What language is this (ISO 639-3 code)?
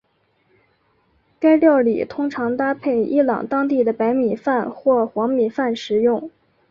zho